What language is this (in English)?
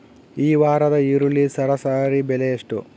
Kannada